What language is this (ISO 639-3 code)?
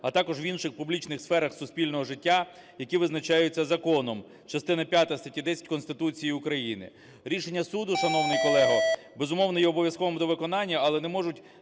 ukr